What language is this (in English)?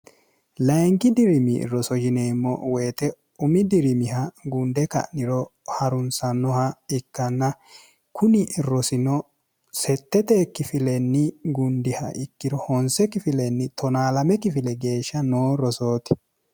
Sidamo